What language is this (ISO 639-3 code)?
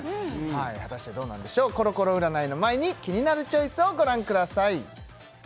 jpn